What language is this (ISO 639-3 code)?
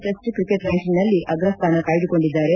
kan